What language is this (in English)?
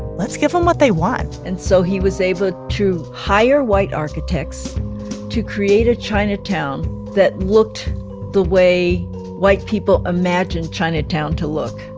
English